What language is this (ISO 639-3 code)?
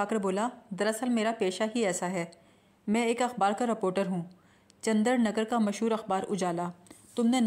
urd